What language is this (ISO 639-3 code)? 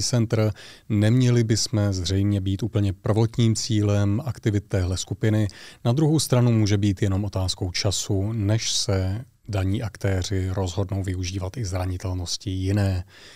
ces